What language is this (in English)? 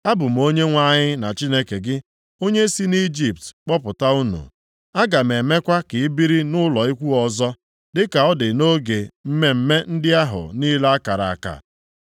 Igbo